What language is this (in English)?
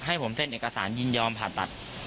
Thai